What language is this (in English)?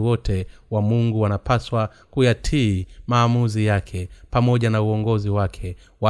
Swahili